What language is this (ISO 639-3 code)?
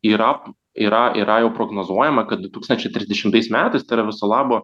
lit